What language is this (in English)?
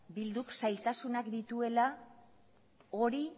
Basque